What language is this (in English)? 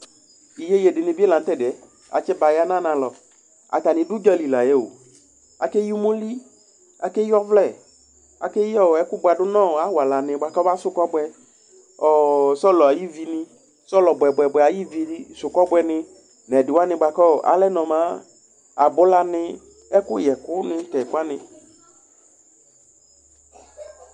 Ikposo